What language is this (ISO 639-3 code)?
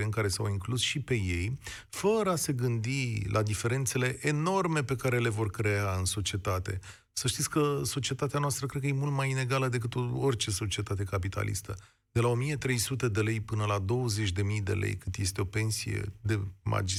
ron